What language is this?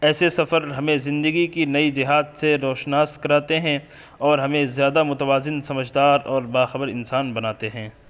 Urdu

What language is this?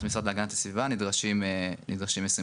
Hebrew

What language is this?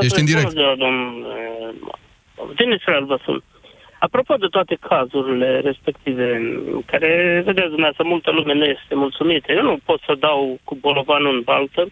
Romanian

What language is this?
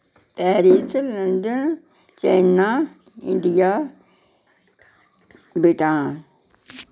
Dogri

